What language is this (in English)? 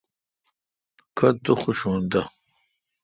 Kalkoti